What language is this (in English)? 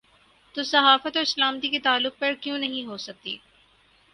Urdu